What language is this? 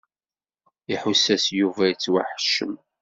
Kabyle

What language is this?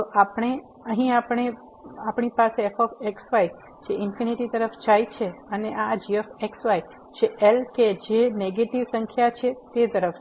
Gujarati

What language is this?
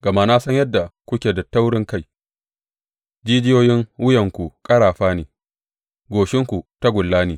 Hausa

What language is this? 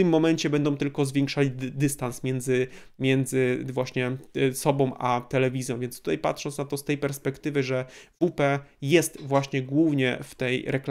Polish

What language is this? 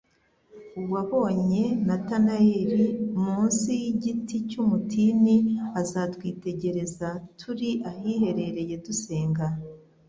Kinyarwanda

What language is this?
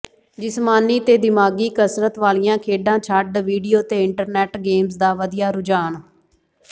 Punjabi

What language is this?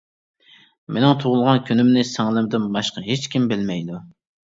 Uyghur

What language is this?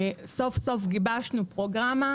Hebrew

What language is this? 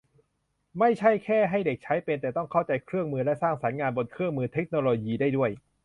Thai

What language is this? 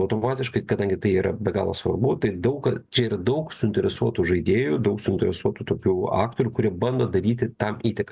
Lithuanian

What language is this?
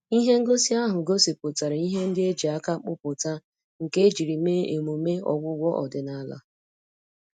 Igbo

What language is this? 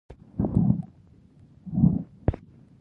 Pashto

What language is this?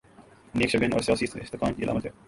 Urdu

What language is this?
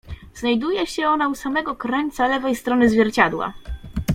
Polish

